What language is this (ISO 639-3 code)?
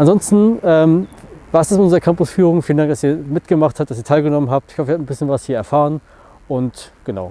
deu